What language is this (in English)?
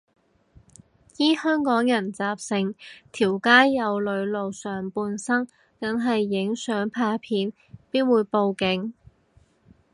Cantonese